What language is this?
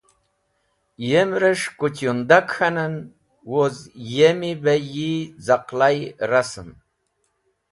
Wakhi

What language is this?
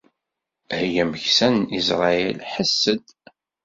Kabyle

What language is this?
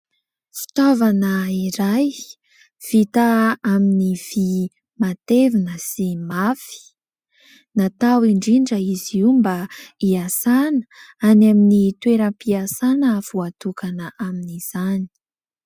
Malagasy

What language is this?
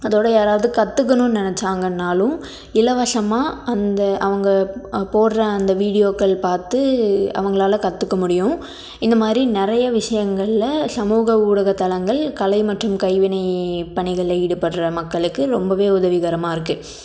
Tamil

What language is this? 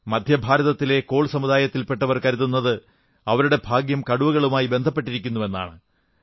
Malayalam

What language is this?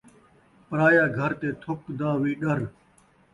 Saraiki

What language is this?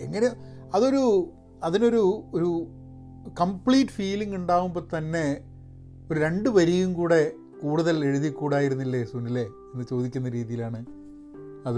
Malayalam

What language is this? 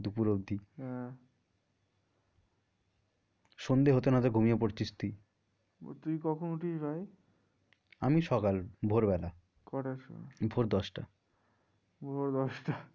Bangla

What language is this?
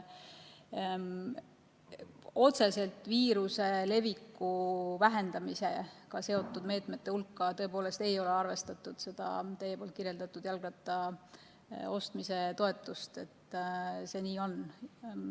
Estonian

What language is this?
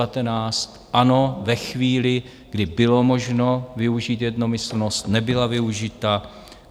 Czech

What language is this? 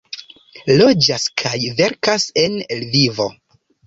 Esperanto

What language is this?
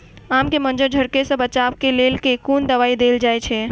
Maithili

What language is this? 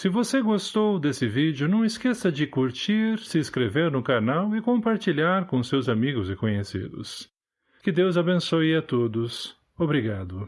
Portuguese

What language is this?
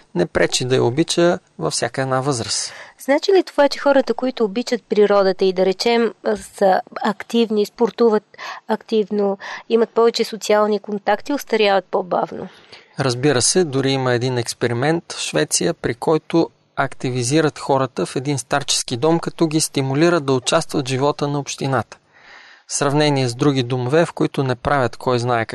Bulgarian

